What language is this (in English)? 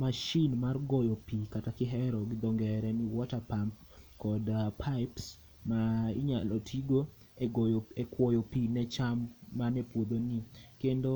Luo (Kenya and Tanzania)